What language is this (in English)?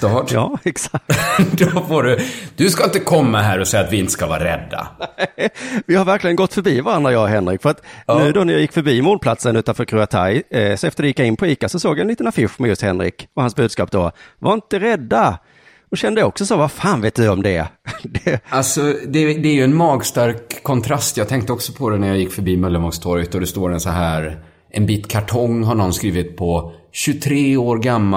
Swedish